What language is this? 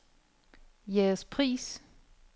Danish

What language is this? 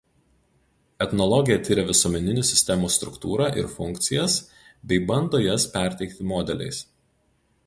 Lithuanian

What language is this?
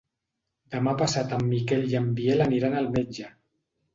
Catalan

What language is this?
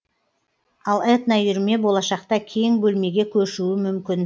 Kazakh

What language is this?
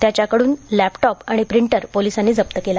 Marathi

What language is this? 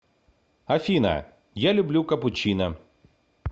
Russian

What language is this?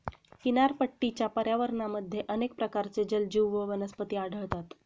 Marathi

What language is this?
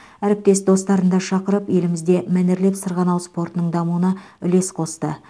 Kazakh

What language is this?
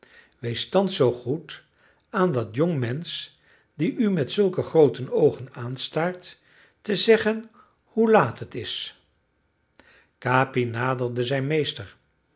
Dutch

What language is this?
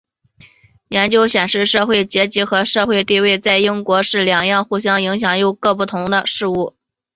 Chinese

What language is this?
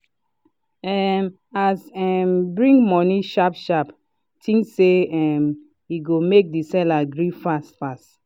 Nigerian Pidgin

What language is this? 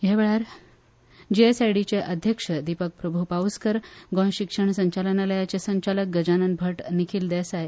Konkani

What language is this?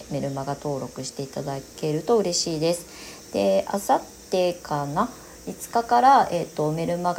Japanese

